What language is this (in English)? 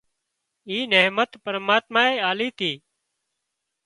Wadiyara Koli